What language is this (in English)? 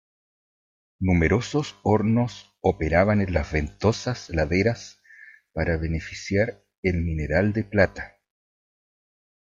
Spanish